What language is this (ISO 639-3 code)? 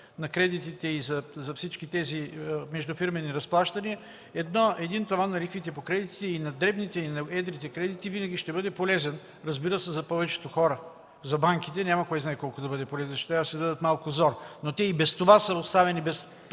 bul